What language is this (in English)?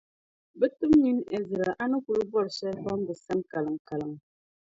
Dagbani